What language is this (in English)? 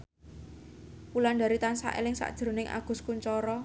Javanese